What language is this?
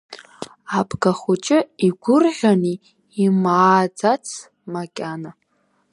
Abkhazian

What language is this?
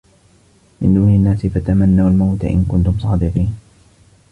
Arabic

